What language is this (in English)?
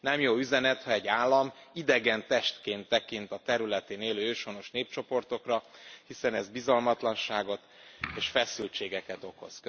Hungarian